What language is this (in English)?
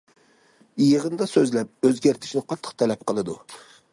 Uyghur